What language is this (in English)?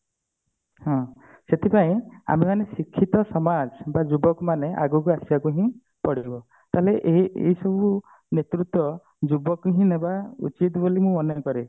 Odia